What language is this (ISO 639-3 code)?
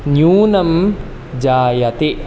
san